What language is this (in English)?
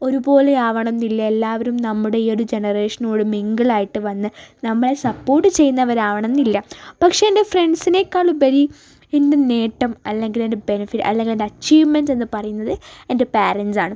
Malayalam